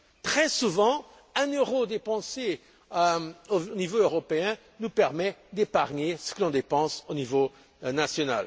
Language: French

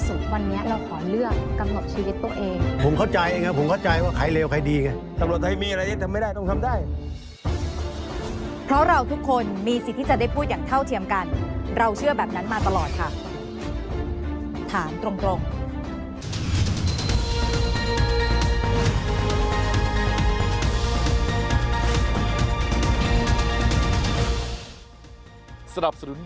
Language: Thai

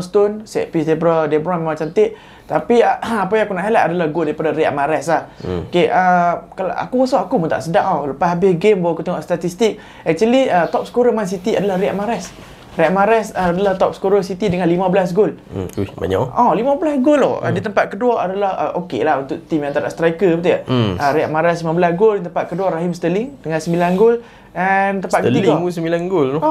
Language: Malay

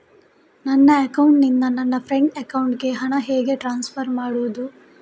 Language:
Kannada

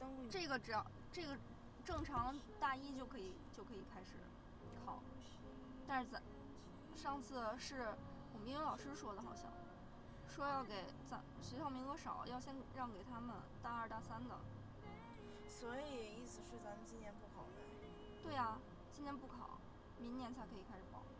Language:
Chinese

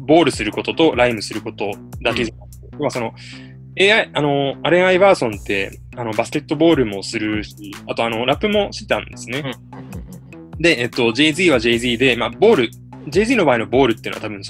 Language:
Japanese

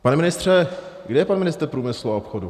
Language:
Czech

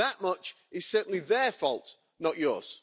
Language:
English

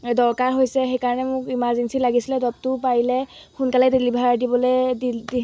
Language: Assamese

